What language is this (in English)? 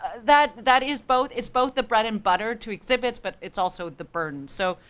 English